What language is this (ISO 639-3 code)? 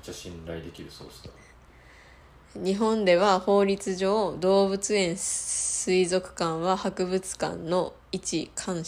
jpn